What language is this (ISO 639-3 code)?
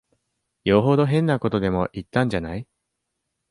jpn